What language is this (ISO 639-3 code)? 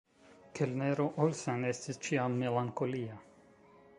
epo